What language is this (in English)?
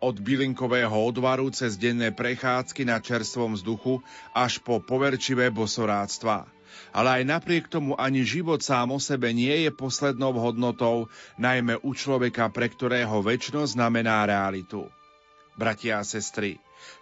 Slovak